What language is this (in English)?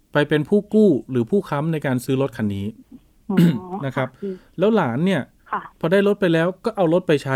Thai